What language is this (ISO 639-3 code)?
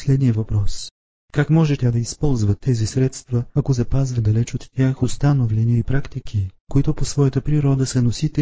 bul